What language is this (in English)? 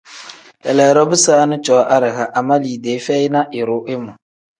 Tem